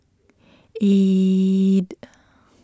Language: English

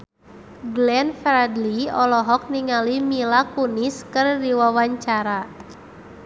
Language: Sundanese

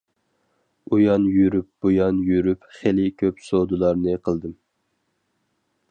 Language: Uyghur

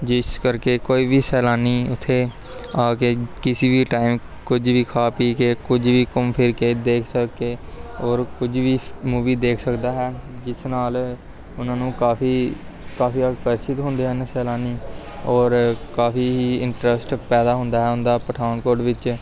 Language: Punjabi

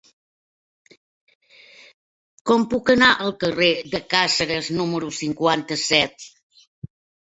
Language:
Catalan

